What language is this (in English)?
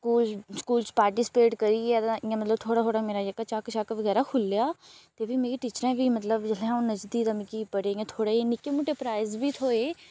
Dogri